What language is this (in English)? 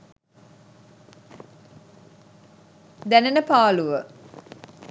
Sinhala